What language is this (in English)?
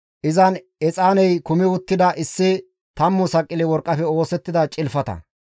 Gamo